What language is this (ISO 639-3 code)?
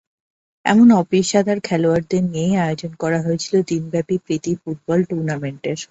ben